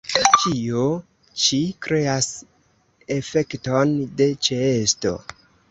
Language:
Esperanto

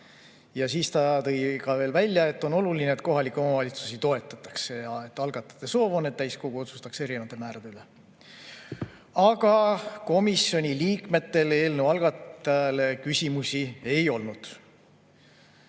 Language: Estonian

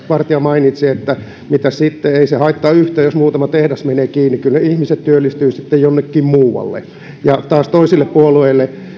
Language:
Finnish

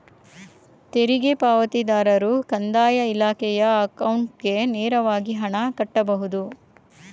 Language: Kannada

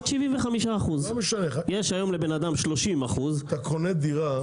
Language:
Hebrew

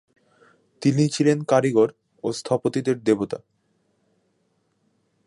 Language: Bangla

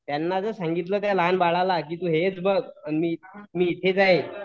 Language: Marathi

